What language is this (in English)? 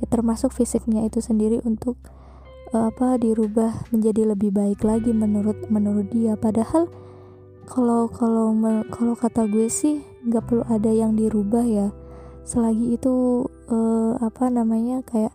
Indonesian